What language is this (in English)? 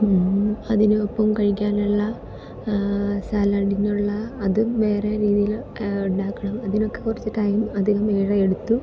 Malayalam